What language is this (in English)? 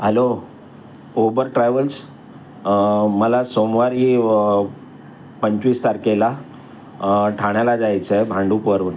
Marathi